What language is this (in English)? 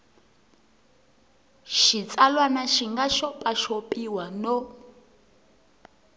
Tsonga